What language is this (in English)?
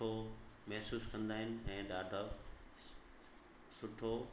Sindhi